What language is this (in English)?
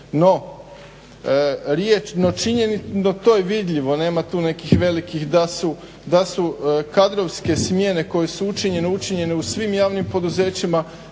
Croatian